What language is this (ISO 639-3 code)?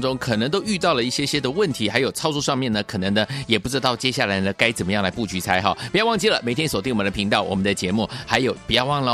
zho